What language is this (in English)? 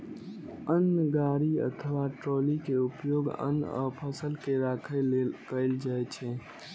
Maithili